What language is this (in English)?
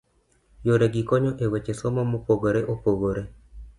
Luo (Kenya and Tanzania)